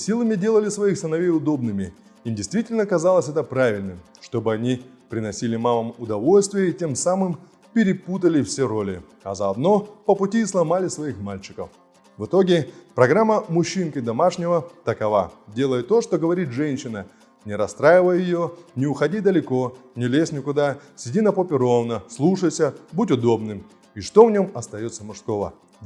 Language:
Russian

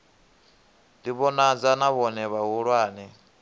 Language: Venda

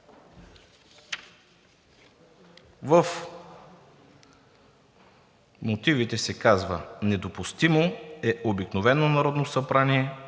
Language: Bulgarian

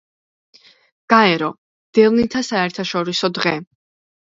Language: Georgian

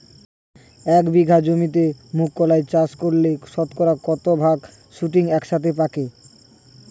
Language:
Bangla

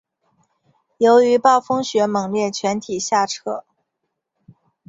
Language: Chinese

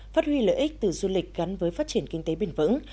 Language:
Vietnamese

